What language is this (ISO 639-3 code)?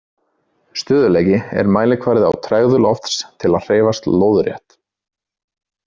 isl